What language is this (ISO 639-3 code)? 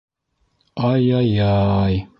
bak